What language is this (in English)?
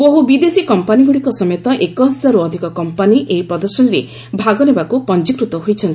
Odia